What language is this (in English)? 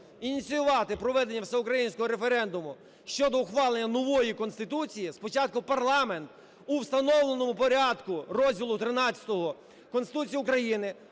Ukrainian